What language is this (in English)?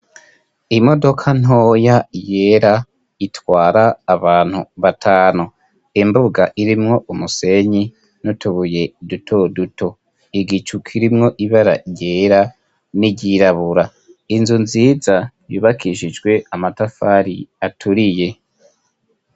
Rundi